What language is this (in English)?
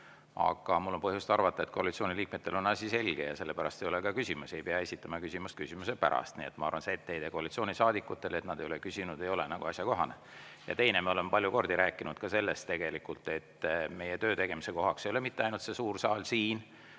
Estonian